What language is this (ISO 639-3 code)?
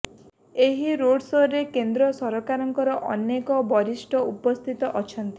ori